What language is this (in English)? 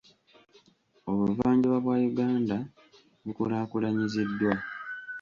Ganda